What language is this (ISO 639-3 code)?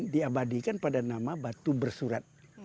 ind